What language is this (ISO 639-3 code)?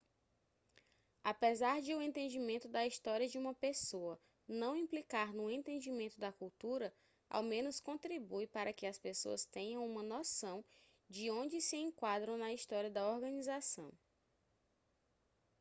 por